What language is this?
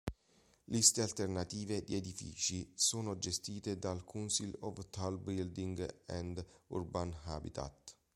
Italian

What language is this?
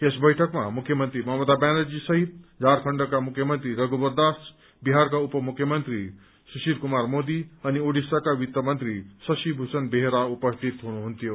Nepali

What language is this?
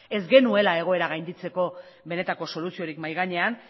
Basque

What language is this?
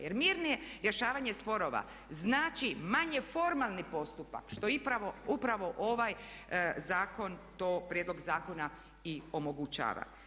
Croatian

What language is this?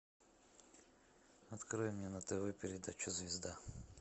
Russian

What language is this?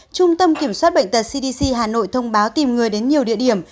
Vietnamese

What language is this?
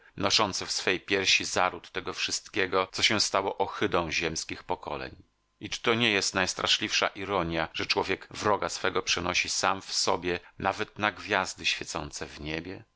Polish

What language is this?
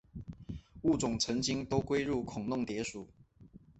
Chinese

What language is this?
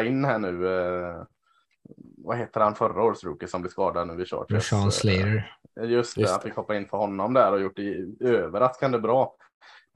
Swedish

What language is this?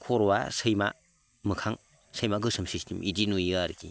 Bodo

